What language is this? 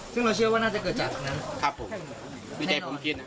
Thai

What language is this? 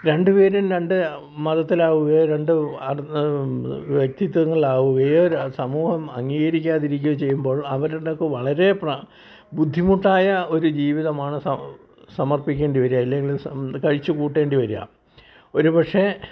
Malayalam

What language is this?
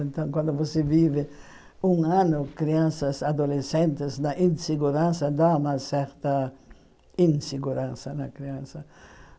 Portuguese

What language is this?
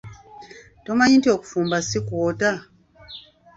Ganda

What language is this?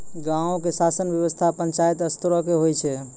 Maithili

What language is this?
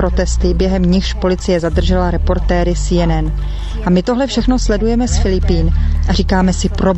Czech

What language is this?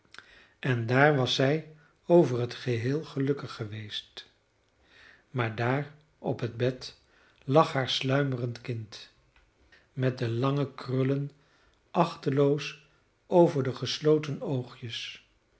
Dutch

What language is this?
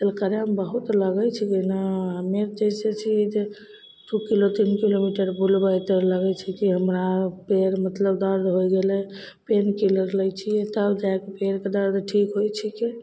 Maithili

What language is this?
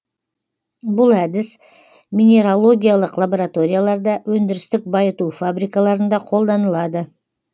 Kazakh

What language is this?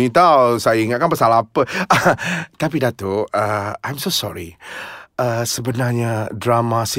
Malay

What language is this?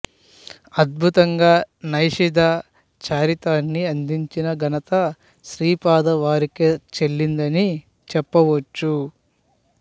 Telugu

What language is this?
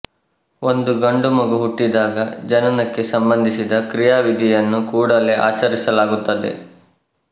Kannada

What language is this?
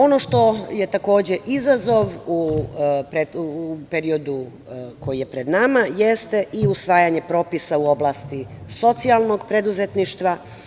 Serbian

